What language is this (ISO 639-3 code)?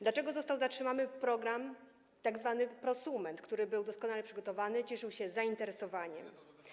pol